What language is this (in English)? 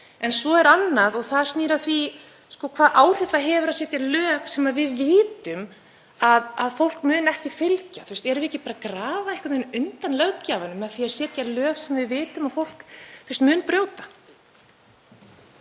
Icelandic